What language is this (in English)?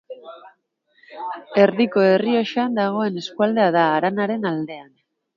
Basque